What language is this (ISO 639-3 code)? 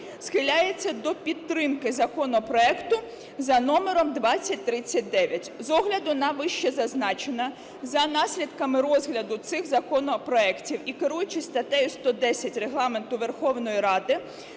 ukr